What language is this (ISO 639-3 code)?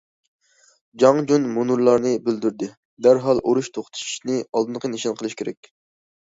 uig